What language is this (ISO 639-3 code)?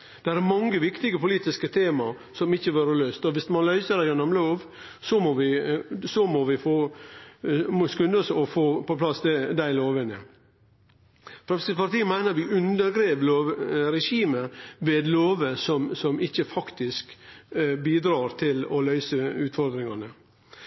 nno